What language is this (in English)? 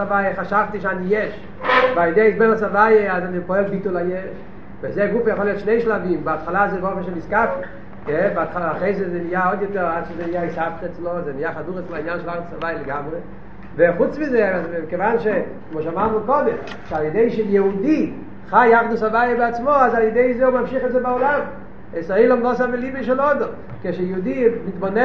Hebrew